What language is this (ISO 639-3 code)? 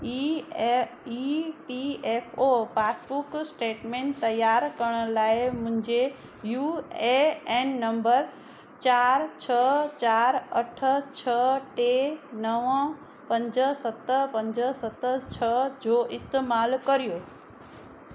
snd